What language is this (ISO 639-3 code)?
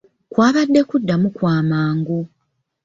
lug